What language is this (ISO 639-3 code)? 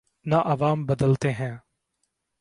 urd